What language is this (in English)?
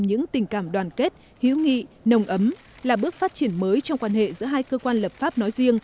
Vietnamese